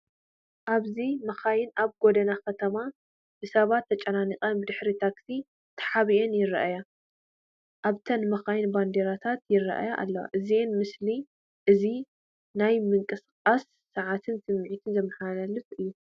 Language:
Tigrinya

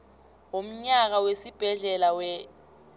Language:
South Ndebele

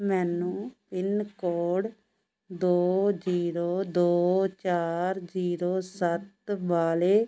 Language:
Punjabi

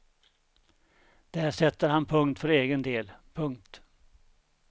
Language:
Swedish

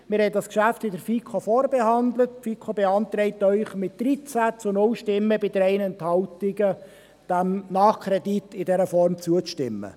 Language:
Swiss German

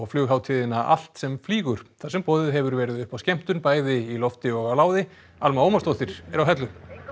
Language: Icelandic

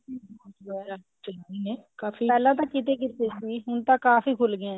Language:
Punjabi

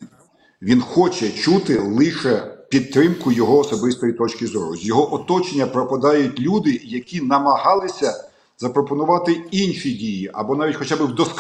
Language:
Ukrainian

